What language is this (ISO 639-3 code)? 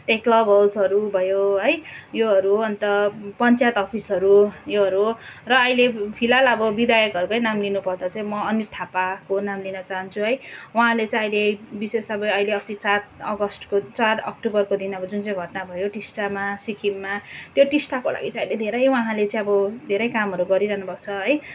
nep